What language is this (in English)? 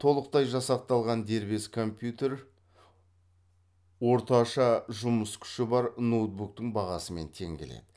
Kazakh